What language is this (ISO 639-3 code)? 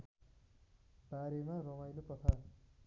nep